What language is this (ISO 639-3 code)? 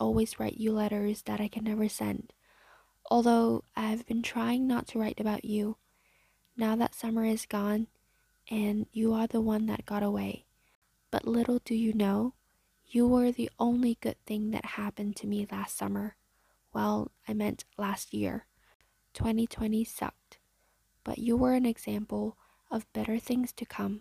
vie